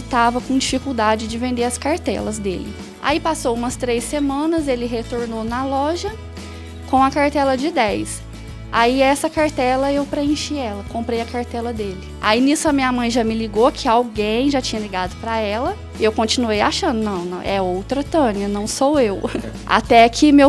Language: Portuguese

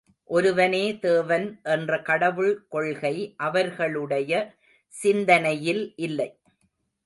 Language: Tamil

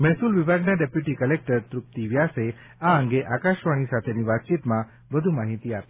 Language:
Gujarati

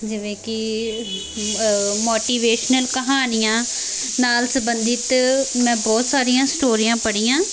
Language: Punjabi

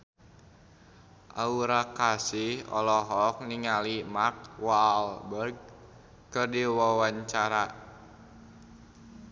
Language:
Sundanese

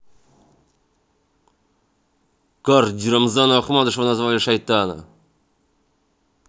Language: Russian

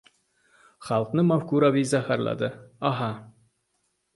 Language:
Uzbek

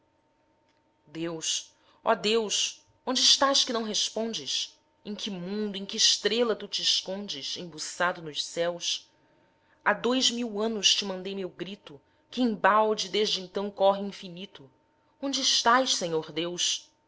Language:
Portuguese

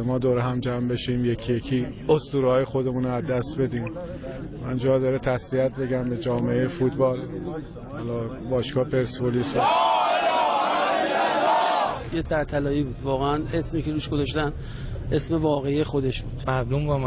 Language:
Persian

